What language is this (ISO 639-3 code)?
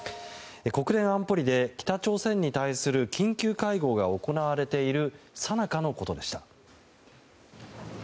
jpn